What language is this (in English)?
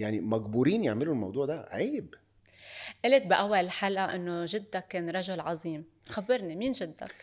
Arabic